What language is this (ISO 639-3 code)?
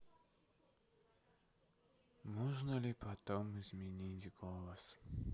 rus